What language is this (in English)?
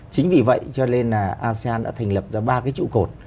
Vietnamese